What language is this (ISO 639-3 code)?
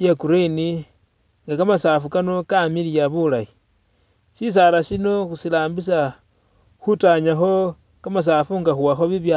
myx